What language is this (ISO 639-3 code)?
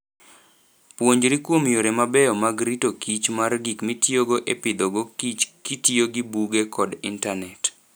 luo